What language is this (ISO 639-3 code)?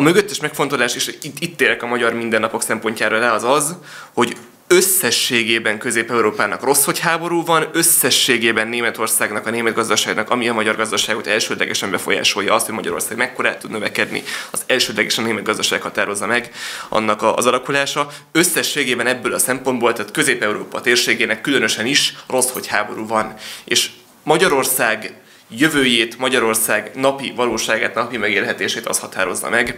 hun